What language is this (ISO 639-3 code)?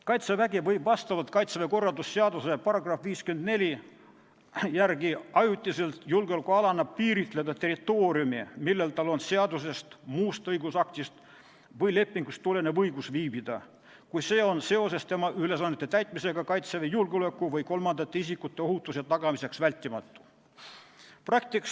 est